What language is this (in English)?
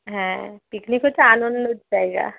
Bangla